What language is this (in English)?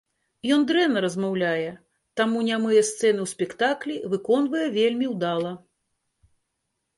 Belarusian